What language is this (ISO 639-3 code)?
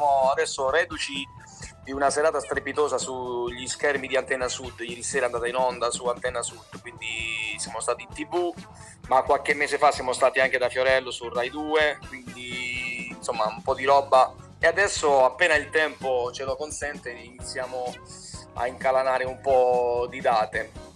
ita